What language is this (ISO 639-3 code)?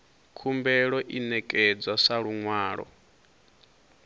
ven